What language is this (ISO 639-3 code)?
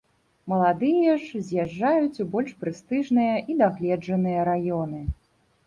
bel